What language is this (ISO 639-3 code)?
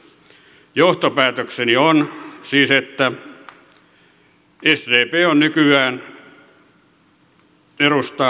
fin